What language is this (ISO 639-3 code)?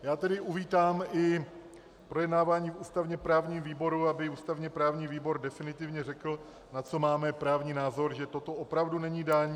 ces